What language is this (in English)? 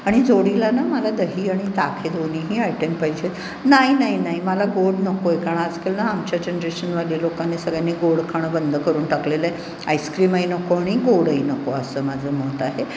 Marathi